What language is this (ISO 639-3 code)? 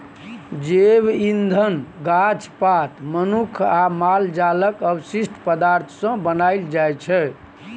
mai